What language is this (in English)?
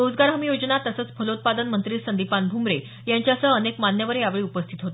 Marathi